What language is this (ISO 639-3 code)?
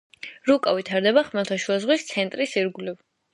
kat